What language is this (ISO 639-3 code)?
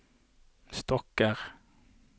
nor